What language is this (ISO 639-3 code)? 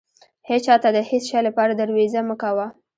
pus